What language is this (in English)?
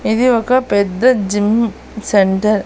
Telugu